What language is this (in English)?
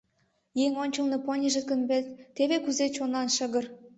Mari